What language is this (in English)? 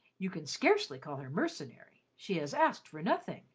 English